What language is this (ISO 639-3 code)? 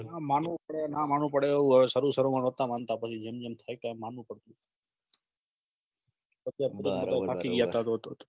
guj